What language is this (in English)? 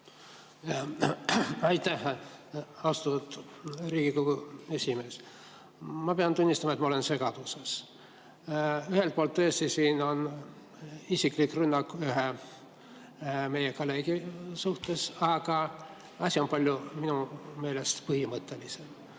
Estonian